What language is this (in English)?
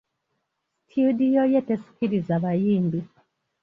Ganda